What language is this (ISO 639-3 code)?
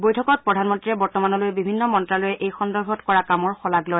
asm